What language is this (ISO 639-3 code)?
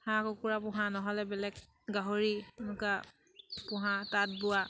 asm